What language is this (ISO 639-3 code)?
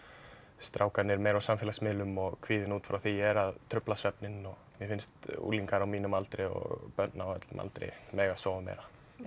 isl